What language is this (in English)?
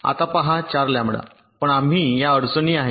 Marathi